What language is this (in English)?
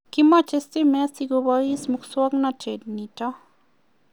Kalenjin